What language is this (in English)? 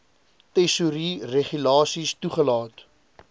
Afrikaans